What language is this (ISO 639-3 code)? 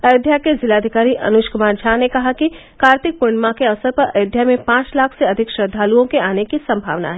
hin